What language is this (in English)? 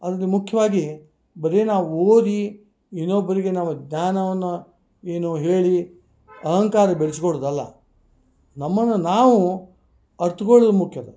Kannada